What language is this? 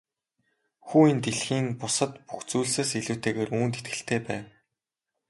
Mongolian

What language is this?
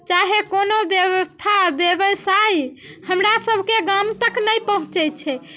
Maithili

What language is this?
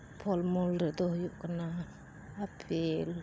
Santali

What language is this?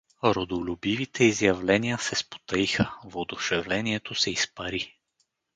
Bulgarian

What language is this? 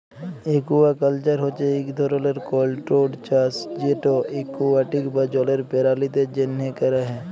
Bangla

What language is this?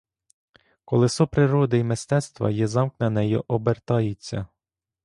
Ukrainian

